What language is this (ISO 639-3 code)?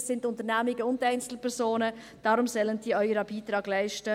gsw